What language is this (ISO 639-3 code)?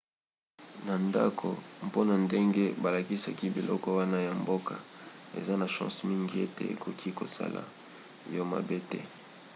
lin